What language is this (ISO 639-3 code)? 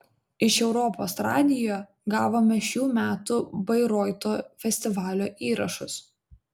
lit